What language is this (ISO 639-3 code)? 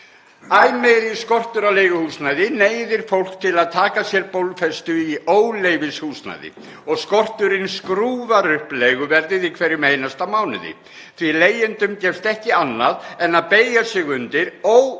isl